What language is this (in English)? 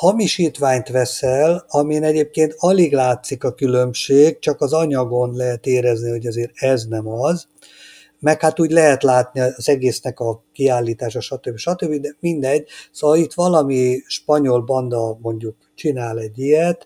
Hungarian